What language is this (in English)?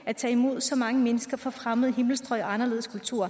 Danish